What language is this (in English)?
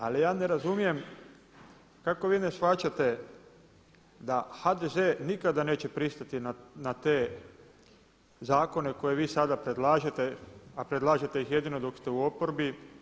Croatian